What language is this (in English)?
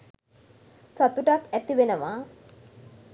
Sinhala